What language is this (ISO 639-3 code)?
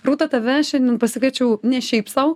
lit